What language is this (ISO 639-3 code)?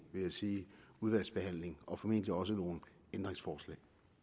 dan